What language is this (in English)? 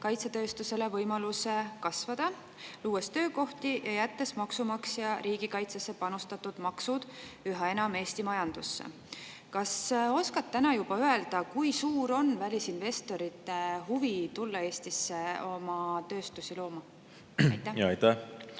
Estonian